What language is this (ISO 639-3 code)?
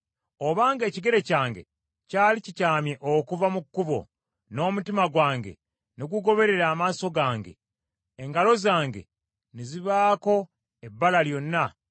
lug